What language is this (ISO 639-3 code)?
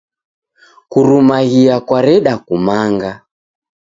dav